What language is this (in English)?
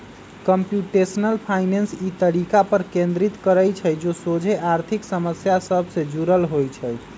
Magahi